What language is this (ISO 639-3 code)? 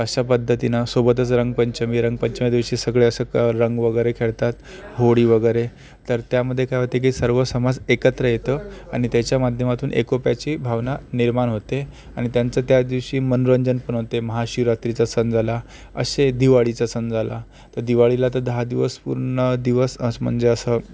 mar